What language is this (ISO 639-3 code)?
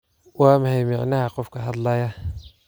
som